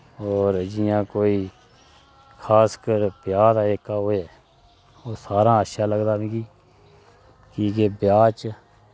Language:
Dogri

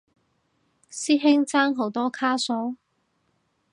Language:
Cantonese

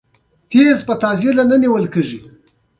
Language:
Pashto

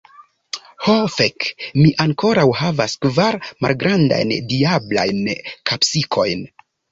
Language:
Esperanto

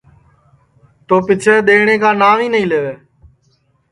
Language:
Sansi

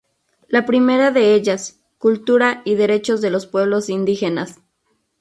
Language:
Spanish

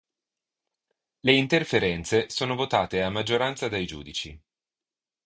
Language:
Italian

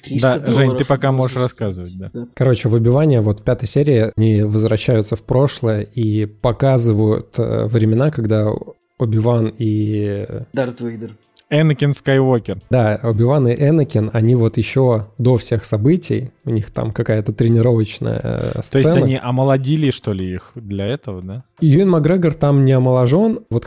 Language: Russian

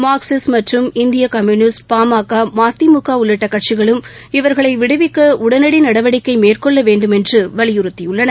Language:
Tamil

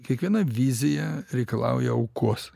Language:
Lithuanian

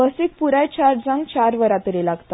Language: Konkani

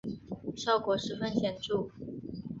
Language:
Chinese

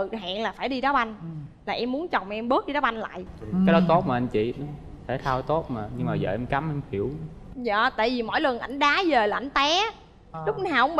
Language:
Vietnamese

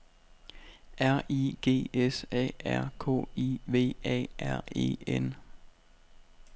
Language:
Danish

